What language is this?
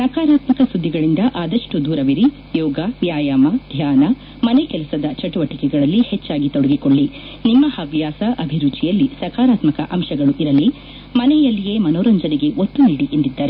Kannada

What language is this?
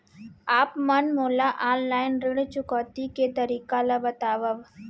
Chhattisgarhi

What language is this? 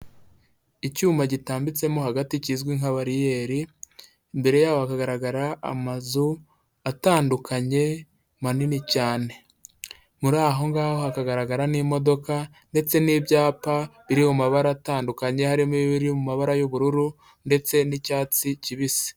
Kinyarwanda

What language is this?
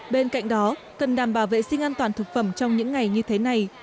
Vietnamese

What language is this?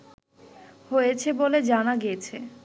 Bangla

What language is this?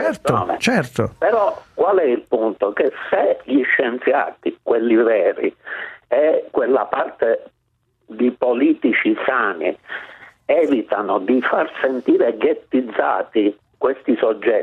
Italian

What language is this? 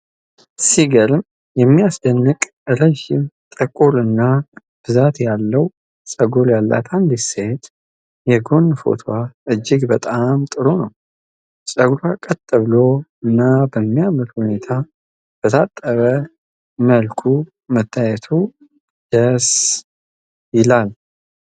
Amharic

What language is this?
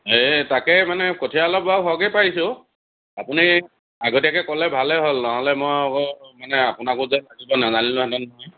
Assamese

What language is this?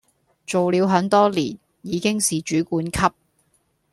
Cantonese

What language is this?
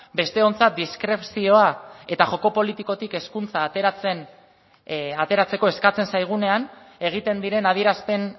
Basque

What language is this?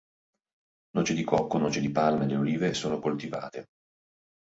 Italian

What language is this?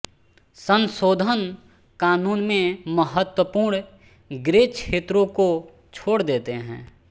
Hindi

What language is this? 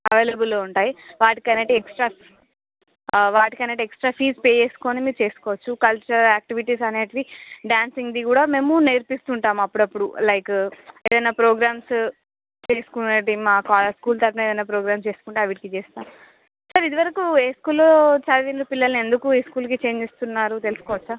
Telugu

